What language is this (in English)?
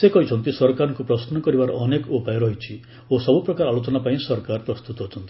Odia